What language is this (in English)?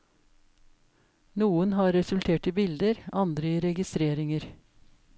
Norwegian